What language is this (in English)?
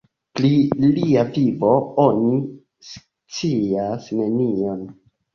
Esperanto